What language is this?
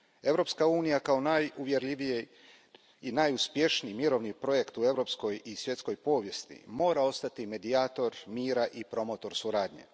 Croatian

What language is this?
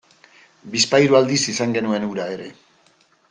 Basque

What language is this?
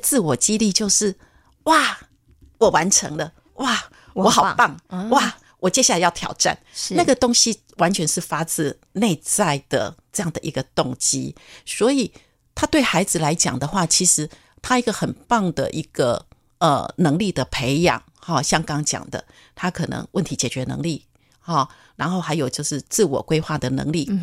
Chinese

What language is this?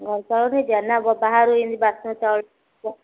Odia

